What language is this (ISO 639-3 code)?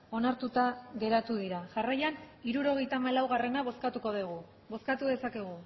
eus